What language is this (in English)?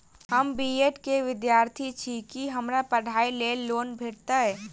Maithili